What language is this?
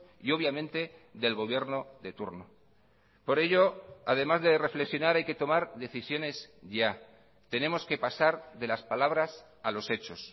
Spanish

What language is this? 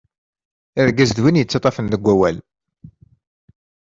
Kabyle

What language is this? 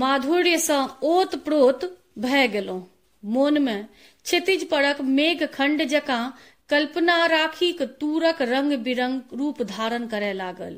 Hindi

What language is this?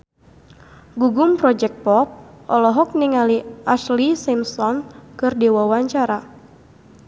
Sundanese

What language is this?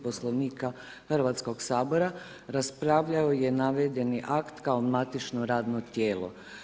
Croatian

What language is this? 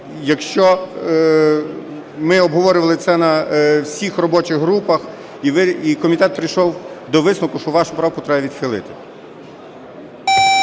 Ukrainian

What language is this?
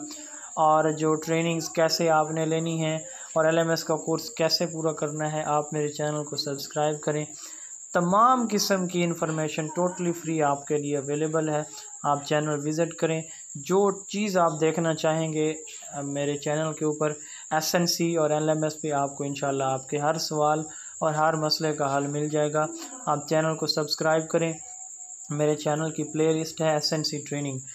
Hindi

